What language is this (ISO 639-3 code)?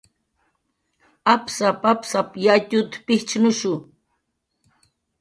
jqr